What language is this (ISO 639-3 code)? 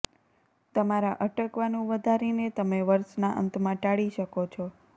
guj